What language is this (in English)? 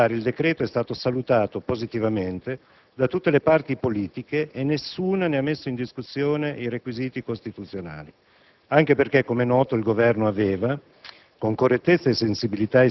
Italian